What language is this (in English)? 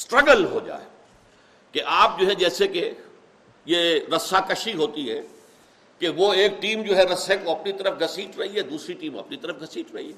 Urdu